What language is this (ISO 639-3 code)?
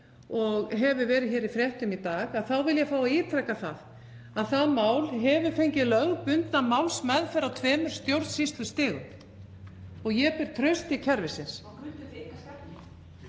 isl